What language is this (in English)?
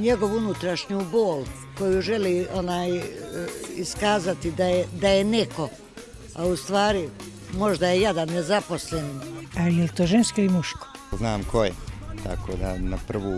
Croatian